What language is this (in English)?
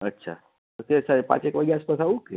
Gujarati